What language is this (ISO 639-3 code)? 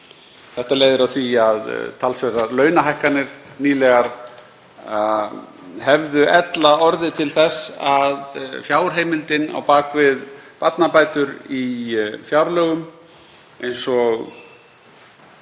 isl